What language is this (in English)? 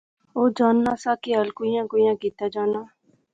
Pahari-Potwari